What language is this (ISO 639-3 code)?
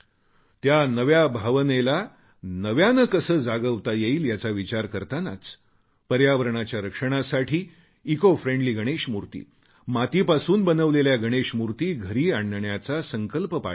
mar